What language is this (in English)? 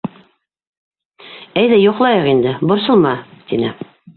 Bashkir